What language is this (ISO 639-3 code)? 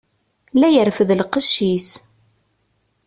kab